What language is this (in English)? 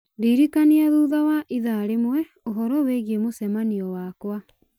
Kikuyu